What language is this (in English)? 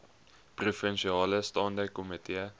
Afrikaans